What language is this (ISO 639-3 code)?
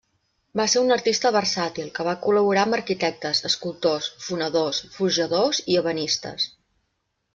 cat